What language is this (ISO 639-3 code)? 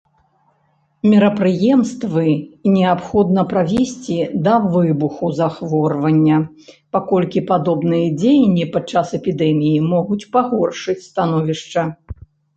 bel